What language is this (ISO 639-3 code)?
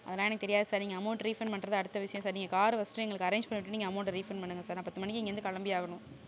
tam